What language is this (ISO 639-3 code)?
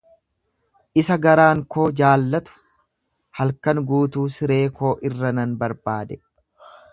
orm